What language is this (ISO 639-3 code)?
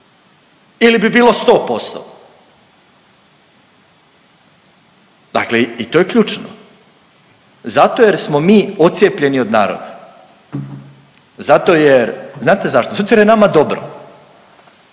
hrv